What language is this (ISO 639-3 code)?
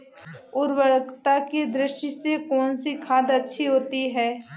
hin